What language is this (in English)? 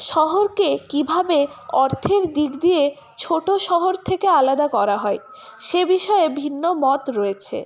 Bangla